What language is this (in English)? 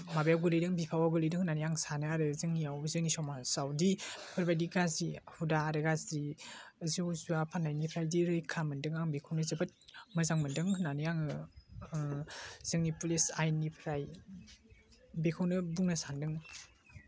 Bodo